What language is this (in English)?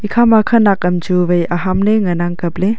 Wancho Naga